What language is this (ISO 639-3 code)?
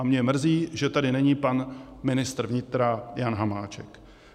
ces